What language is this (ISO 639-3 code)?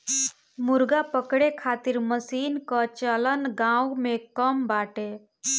bho